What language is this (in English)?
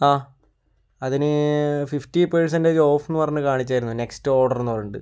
Malayalam